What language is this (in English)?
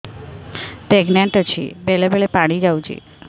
Odia